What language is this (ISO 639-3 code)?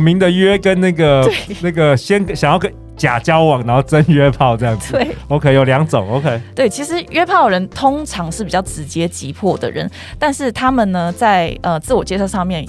zho